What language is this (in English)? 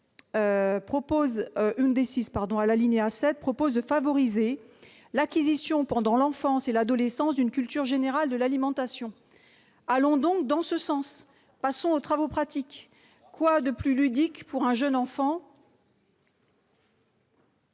French